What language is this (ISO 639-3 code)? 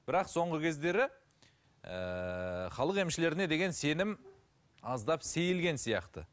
kaz